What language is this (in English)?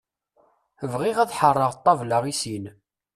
Kabyle